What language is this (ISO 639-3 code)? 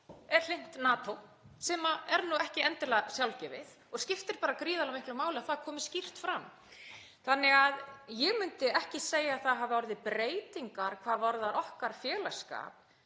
isl